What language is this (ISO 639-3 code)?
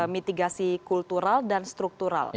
ind